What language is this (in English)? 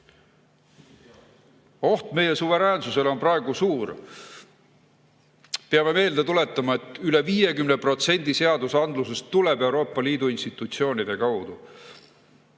Estonian